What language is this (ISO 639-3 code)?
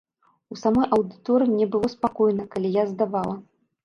bel